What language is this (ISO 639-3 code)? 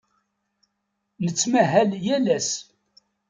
kab